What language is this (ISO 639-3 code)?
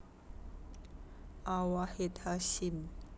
jav